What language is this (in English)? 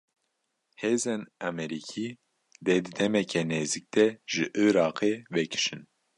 Kurdish